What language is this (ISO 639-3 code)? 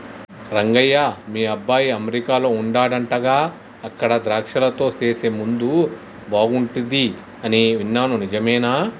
tel